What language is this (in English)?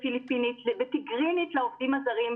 Hebrew